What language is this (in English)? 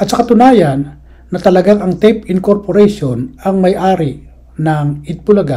Filipino